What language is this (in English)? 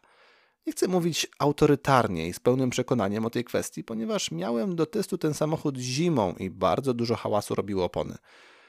Polish